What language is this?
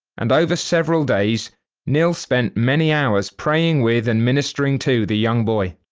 English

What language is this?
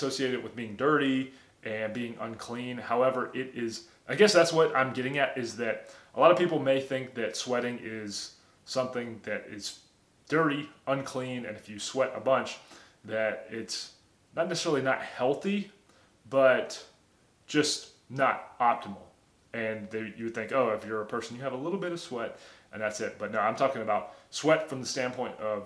English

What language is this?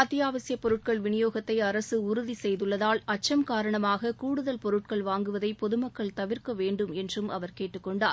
Tamil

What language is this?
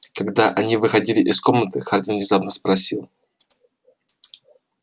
Russian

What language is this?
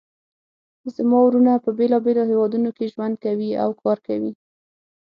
Pashto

